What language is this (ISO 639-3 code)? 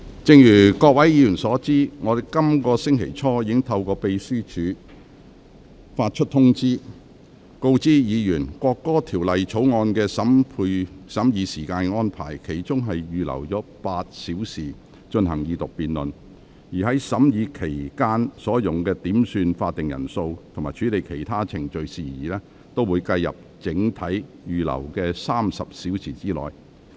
yue